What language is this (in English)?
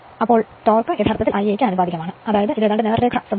Malayalam